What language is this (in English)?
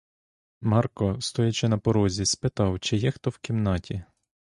Ukrainian